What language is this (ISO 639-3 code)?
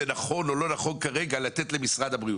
heb